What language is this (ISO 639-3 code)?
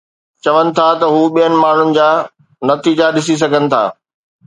snd